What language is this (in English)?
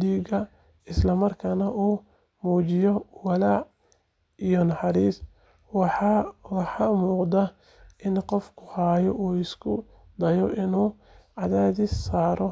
Somali